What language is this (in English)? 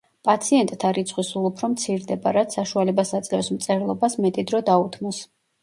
Georgian